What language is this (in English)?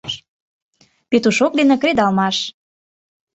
Mari